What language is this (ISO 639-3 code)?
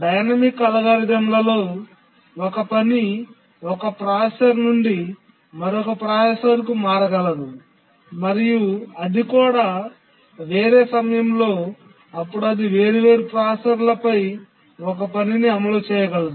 tel